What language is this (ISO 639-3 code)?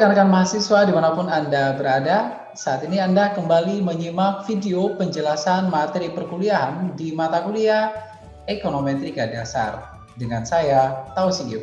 ind